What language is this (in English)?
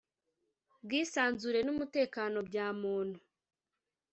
Kinyarwanda